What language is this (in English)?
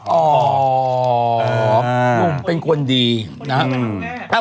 Thai